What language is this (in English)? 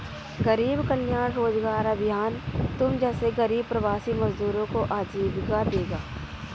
Hindi